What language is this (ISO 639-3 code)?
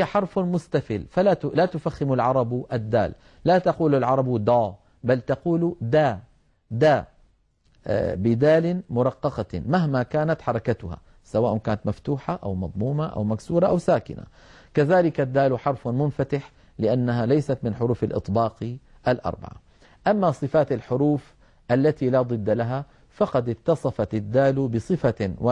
ara